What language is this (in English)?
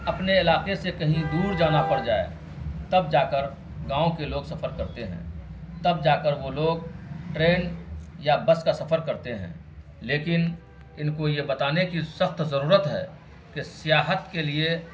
Urdu